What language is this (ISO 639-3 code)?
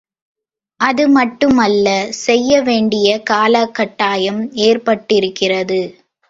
tam